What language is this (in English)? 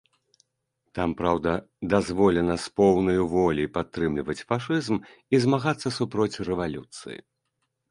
Belarusian